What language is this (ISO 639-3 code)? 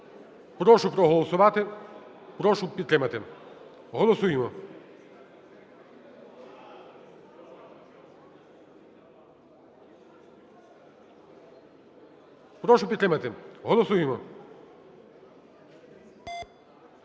ukr